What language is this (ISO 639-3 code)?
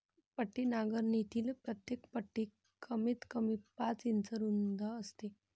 mar